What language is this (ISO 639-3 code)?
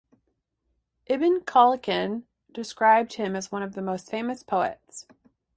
eng